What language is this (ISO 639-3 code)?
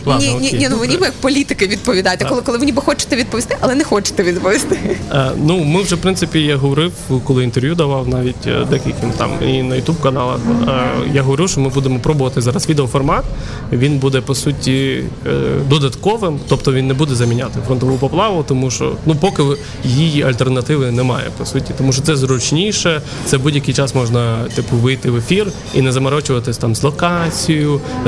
ukr